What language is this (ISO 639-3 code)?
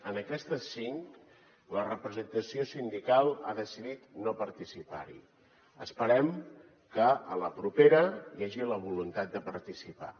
cat